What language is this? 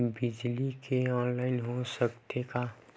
Chhattisgarhi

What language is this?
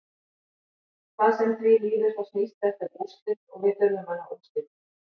Icelandic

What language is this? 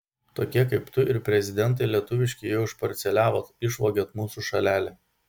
Lithuanian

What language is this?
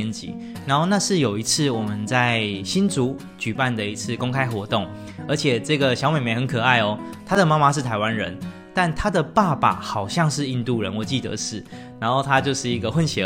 Chinese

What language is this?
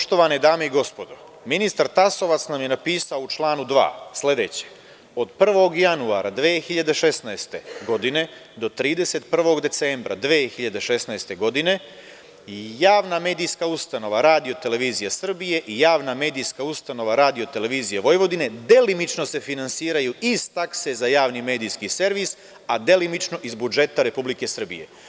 Serbian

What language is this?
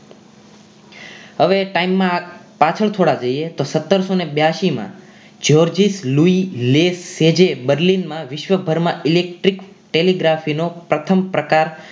Gujarati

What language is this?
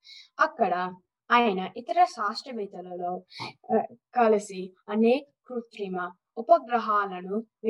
Telugu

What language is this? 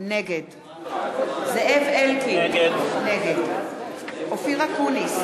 Hebrew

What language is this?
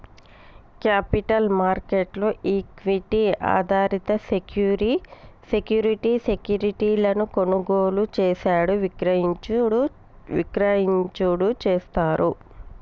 Telugu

